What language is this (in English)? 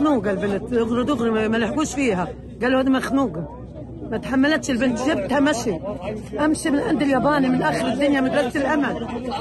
Arabic